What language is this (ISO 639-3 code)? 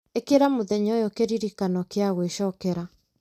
kik